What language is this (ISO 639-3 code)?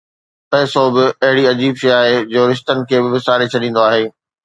snd